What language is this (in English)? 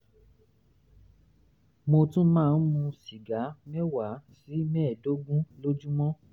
Yoruba